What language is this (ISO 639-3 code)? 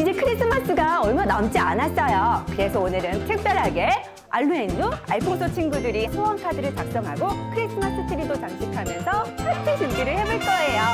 kor